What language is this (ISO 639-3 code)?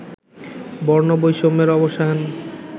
ben